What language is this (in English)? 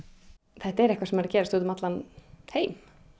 Icelandic